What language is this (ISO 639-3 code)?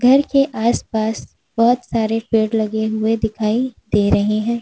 hin